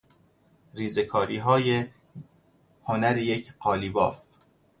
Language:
Persian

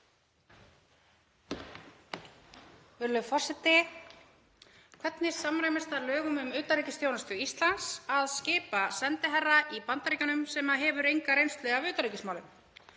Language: Icelandic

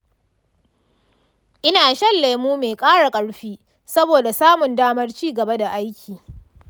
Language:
Hausa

